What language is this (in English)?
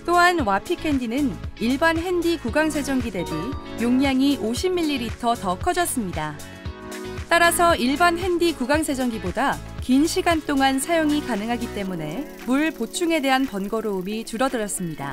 Korean